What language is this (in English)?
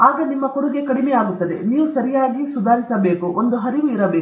Kannada